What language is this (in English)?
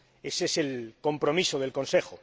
Spanish